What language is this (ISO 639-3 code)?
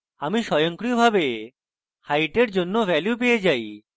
ben